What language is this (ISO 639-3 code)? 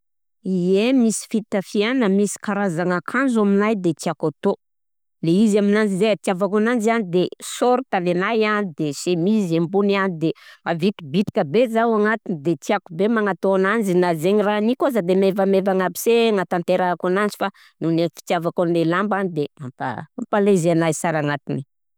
bzc